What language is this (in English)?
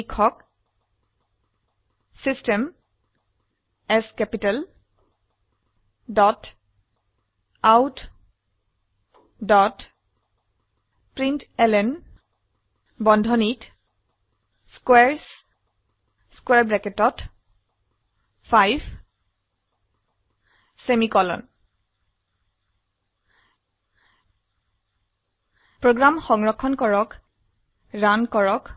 Assamese